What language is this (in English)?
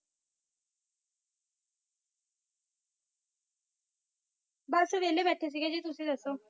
Punjabi